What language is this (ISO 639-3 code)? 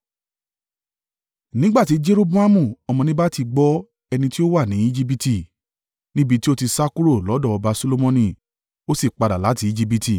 yor